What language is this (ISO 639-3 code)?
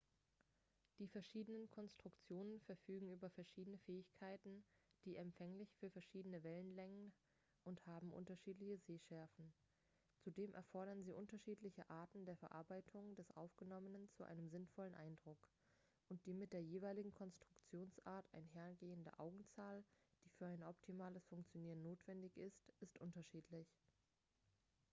deu